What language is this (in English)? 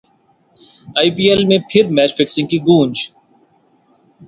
Urdu